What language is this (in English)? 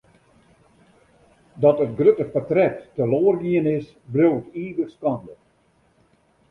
Western Frisian